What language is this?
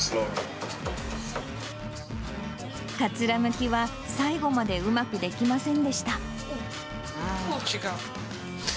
Japanese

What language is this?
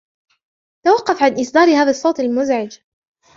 Arabic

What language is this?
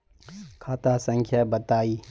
Magahi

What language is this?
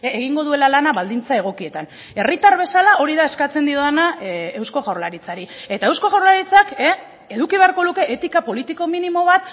Basque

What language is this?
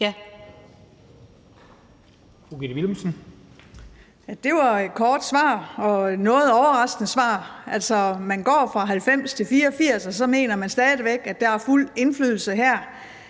Danish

